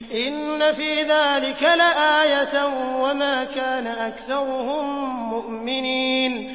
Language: Arabic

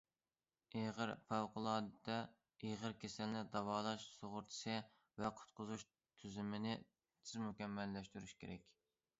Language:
Uyghur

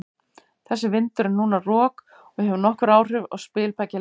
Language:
Icelandic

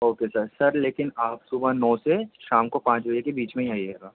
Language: Urdu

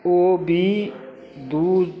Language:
Maithili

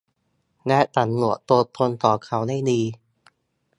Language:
Thai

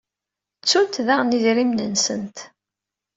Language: Kabyle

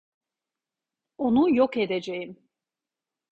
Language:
Turkish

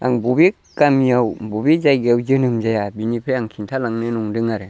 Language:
Bodo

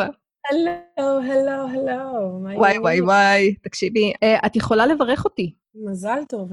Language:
Hebrew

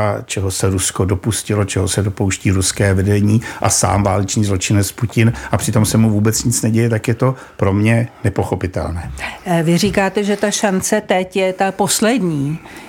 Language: Czech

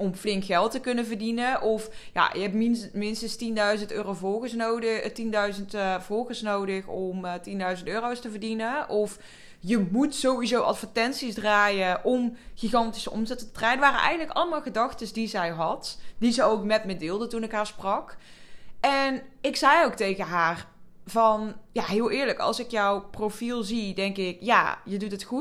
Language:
Dutch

